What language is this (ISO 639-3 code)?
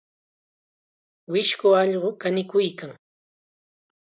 qxa